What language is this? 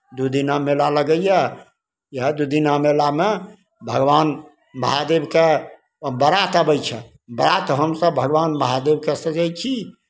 Maithili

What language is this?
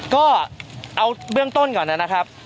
Thai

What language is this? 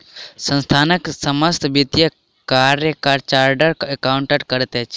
Maithili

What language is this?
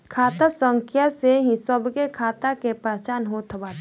Bhojpuri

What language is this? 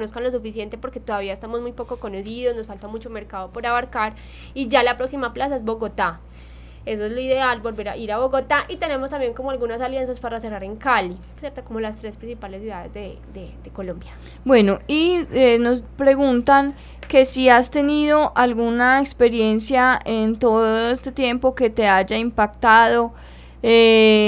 Spanish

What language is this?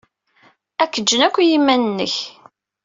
Kabyle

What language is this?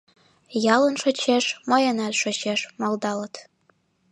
Mari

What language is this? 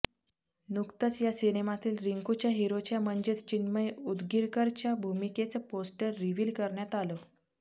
Marathi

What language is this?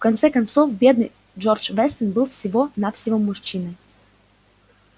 Russian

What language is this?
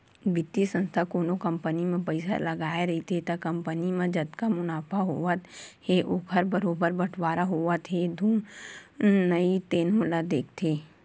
Chhattisgarhi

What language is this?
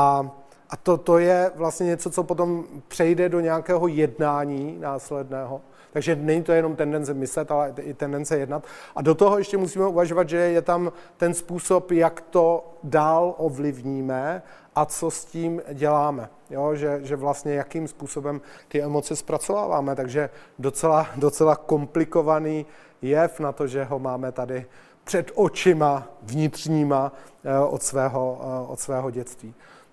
Czech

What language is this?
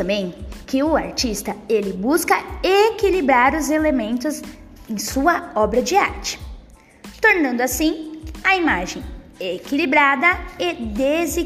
Portuguese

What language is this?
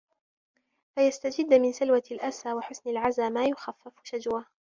Arabic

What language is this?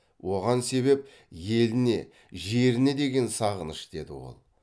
Kazakh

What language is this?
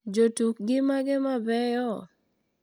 Luo (Kenya and Tanzania)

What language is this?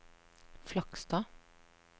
Norwegian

